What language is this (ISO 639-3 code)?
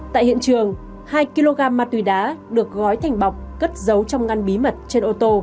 vie